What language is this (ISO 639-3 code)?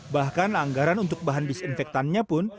ind